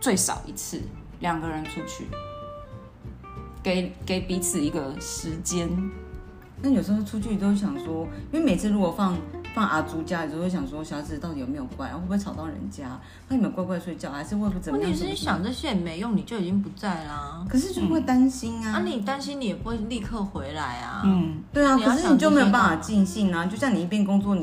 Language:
Chinese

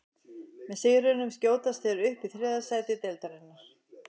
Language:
Icelandic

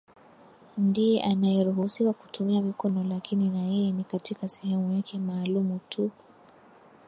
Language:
Swahili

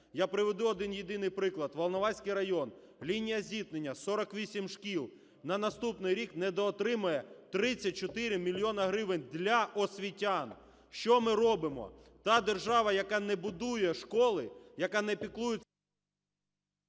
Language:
Ukrainian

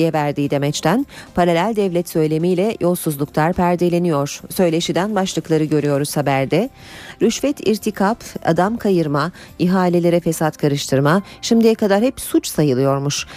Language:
Turkish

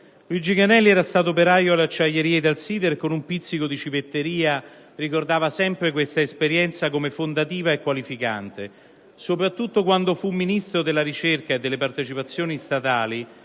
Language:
Italian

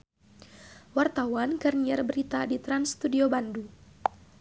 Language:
Sundanese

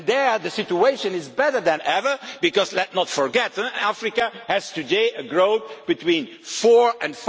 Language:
English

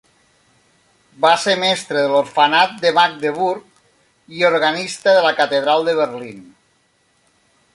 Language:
Catalan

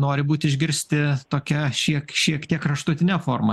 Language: Lithuanian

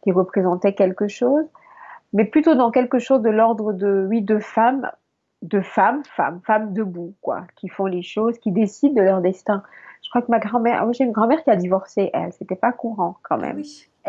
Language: French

